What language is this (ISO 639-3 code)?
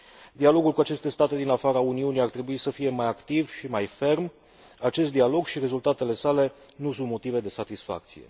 ron